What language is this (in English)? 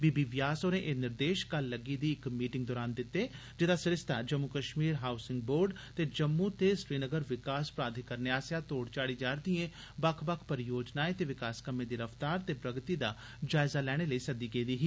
Dogri